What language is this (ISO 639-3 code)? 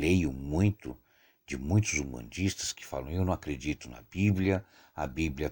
por